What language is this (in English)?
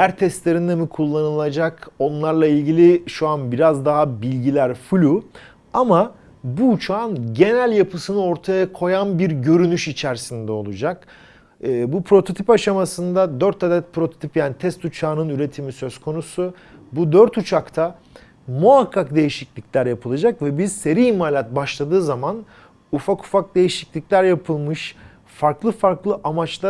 Turkish